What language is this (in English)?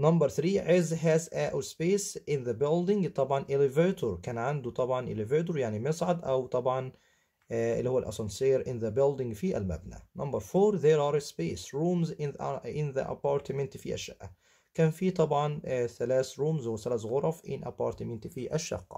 Arabic